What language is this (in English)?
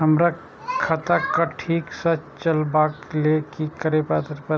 Maithili